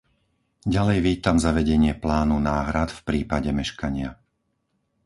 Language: Slovak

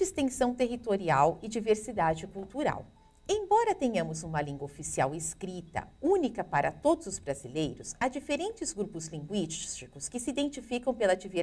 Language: Portuguese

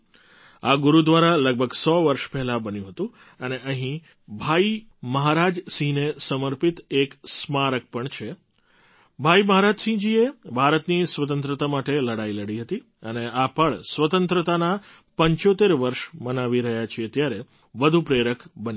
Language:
Gujarati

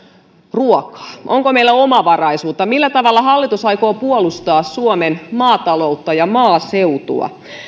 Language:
Finnish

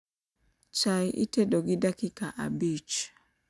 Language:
Luo (Kenya and Tanzania)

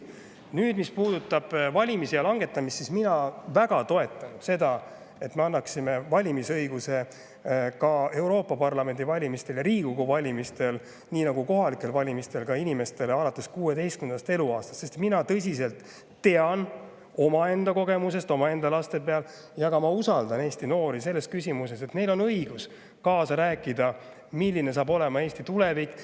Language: Estonian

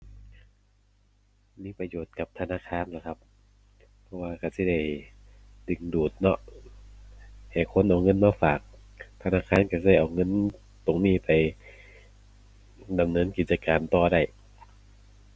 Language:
Thai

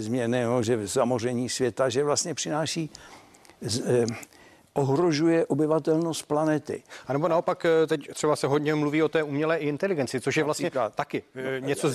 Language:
Czech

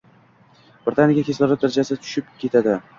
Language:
Uzbek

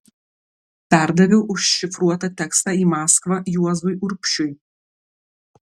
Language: Lithuanian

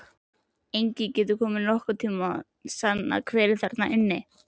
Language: Icelandic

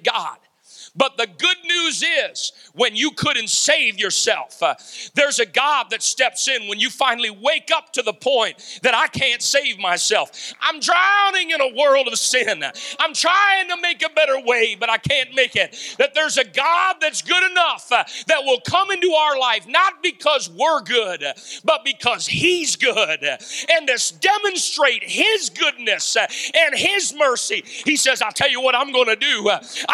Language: English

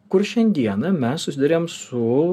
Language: Lithuanian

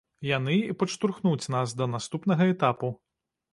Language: Belarusian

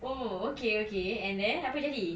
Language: English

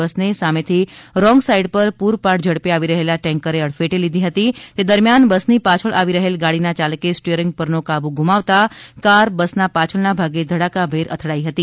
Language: Gujarati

